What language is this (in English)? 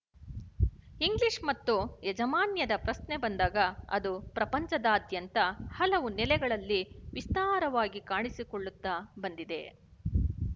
Kannada